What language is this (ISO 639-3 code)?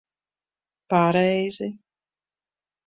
lav